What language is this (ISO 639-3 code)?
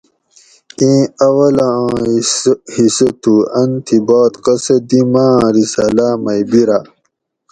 gwc